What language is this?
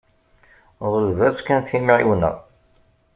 Kabyle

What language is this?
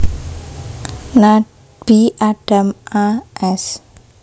Javanese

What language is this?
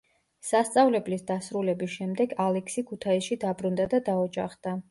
Georgian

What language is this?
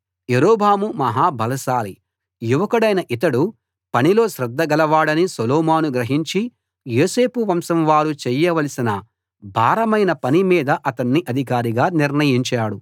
Telugu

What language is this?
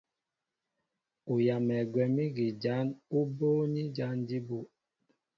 Mbo (Cameroon)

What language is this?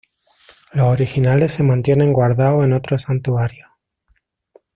Spanish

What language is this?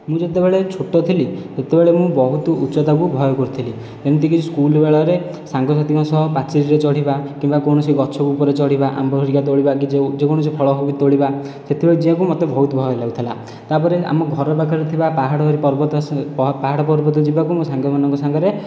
Odia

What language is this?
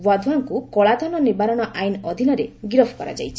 Odia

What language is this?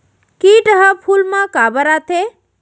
Chhattisgarhi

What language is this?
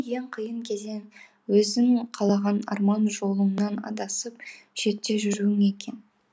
Kazakh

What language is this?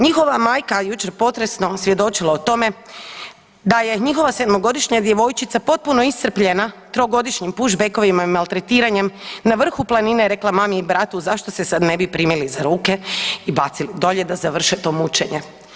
Croatian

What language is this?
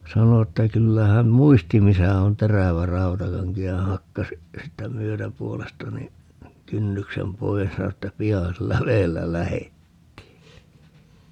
Finnish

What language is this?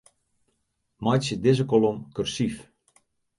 Western Frisian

